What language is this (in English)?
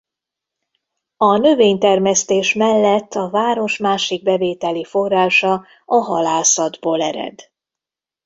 Hungarian